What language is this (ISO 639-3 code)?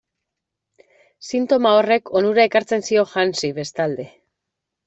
eus